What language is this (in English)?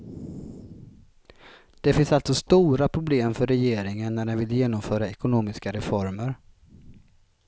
Swedish